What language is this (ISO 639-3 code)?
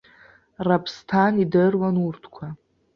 abk